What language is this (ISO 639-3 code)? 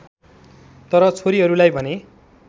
nep